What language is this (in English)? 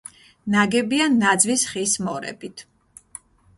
Georgian